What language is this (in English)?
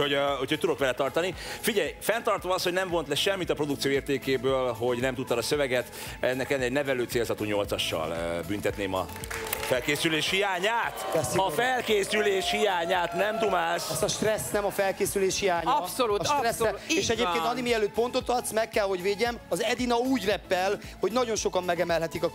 Hungarian